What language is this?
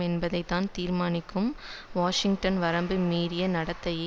Tamil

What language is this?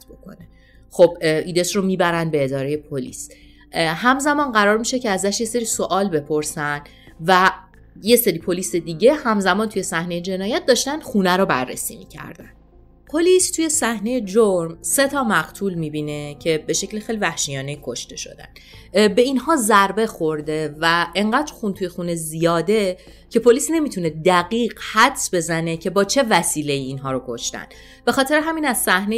Persian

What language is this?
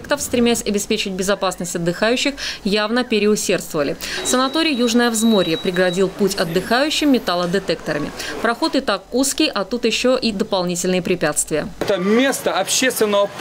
Russian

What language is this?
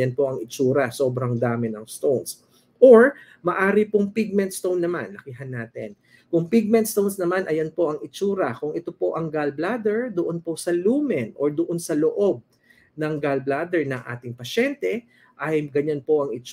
Filipino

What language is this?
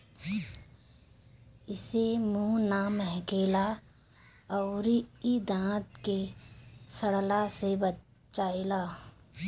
Bhojpuri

